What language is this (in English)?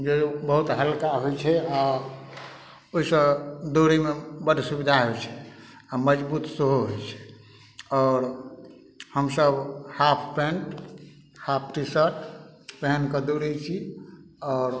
Maithili